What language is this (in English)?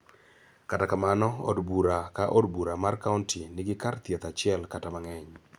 Luo (Kenya and Tanzania)